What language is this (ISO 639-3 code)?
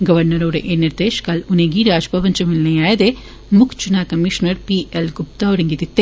doi